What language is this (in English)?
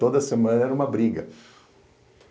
Portuguese